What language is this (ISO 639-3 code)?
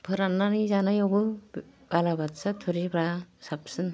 brx